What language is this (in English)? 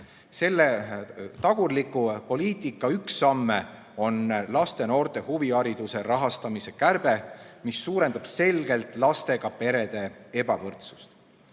Estonian